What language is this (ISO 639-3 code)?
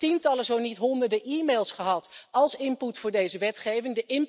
nld